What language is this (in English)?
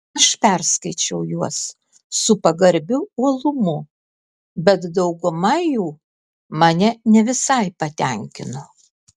Lithuanian